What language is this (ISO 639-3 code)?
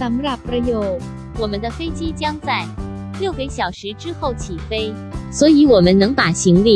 tha